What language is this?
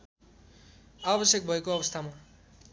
Nepali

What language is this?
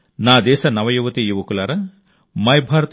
Telugu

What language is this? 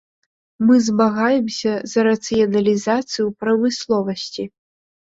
Belarusian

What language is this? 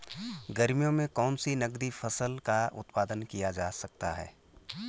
Hindi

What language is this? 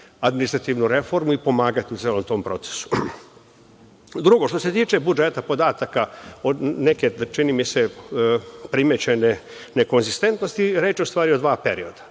Serbian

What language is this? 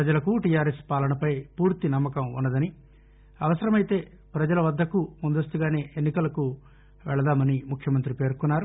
Telugu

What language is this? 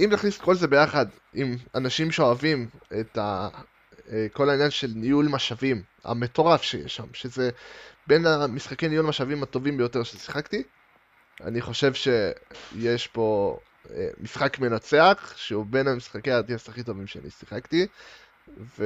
Hebrew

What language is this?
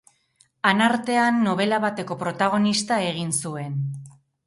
Basque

